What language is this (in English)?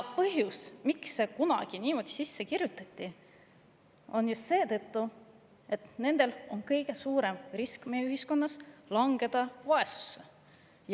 Estonian